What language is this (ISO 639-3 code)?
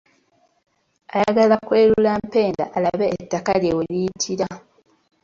lug